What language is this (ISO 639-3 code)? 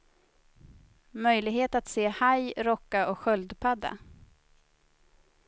swe